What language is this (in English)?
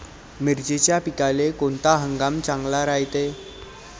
Marathi